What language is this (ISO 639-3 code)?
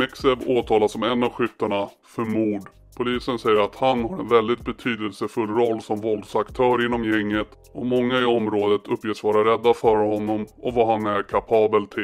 swe